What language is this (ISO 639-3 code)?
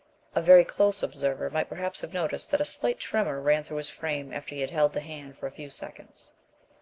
eng